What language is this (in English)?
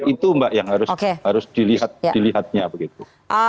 Indonesian